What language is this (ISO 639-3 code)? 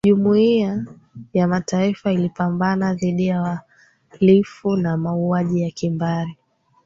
swa